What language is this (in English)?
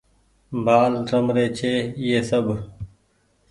Goaria